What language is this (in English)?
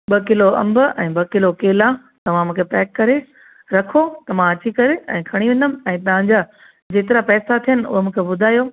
Sindhi